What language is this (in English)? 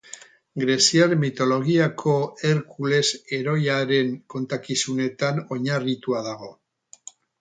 Basque